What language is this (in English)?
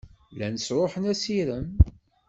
Kabyle